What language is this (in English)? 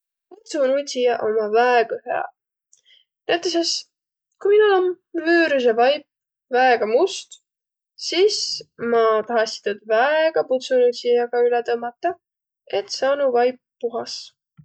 Võro